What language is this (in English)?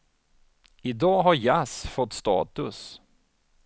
Swedish